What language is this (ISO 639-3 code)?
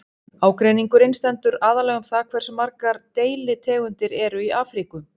isl